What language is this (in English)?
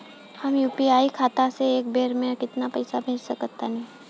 Bhojpuri